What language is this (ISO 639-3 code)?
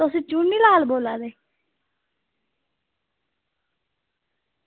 doi